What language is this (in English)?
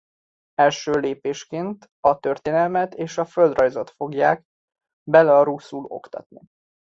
Hungarian